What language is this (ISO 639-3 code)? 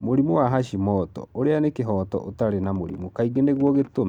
kik